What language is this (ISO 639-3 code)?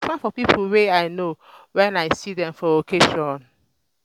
pcm